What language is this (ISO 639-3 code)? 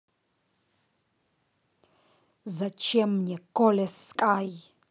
rus